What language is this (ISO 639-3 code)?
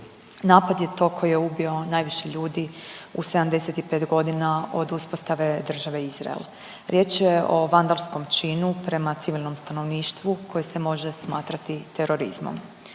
hrv